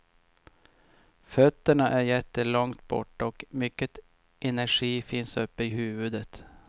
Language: Swedish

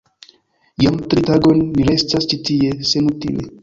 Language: Esperanto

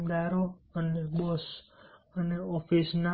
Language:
Gujarati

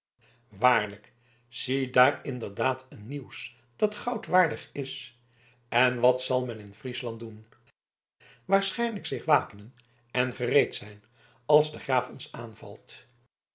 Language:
Dutch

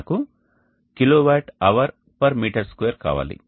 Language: Telugu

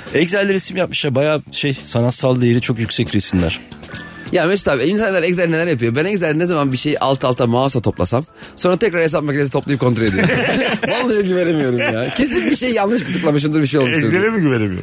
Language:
Turkish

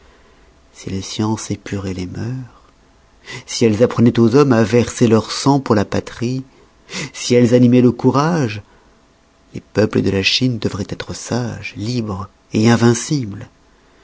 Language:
French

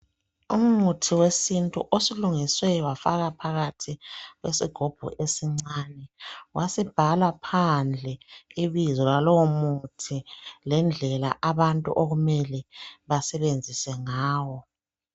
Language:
North Ndebele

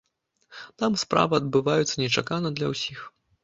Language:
Belarusian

